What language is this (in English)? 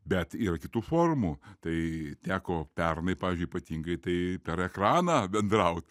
Lithuanian